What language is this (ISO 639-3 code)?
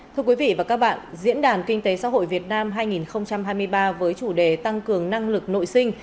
vie